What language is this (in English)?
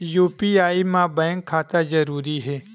Chhattisgarhi